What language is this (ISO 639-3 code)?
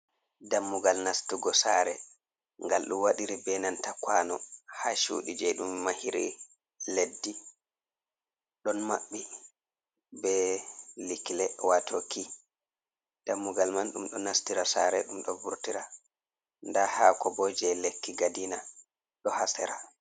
ful